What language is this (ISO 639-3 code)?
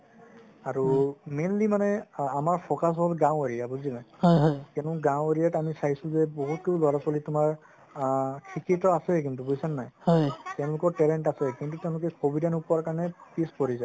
asm